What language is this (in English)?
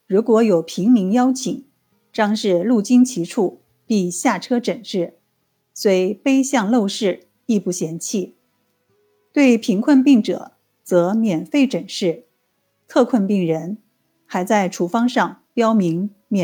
Chinese